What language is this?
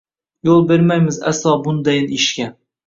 Uzbek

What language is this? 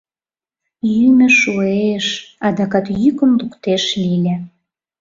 Mari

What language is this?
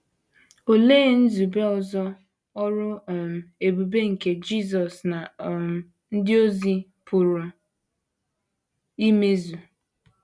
Igbo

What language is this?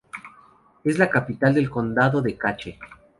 Spanish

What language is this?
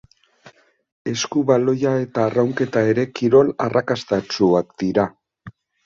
Basque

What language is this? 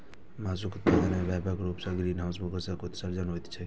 Maithili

